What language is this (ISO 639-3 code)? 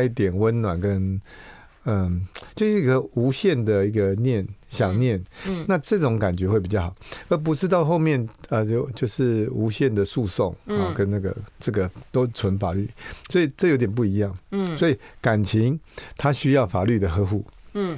zho